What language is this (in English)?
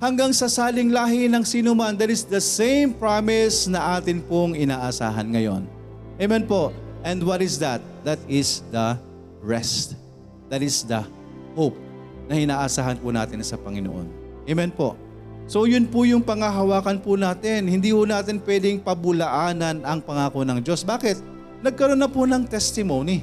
Filipino